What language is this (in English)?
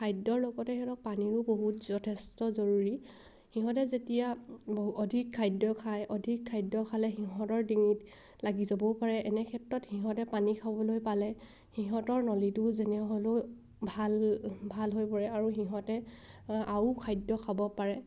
Assamese